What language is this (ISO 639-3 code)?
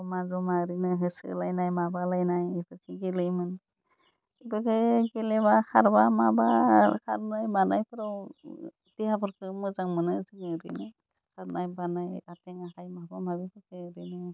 brx